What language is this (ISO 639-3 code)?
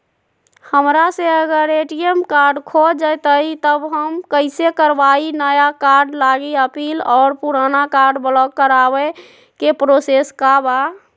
mag